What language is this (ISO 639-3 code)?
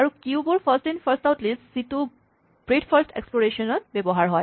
asm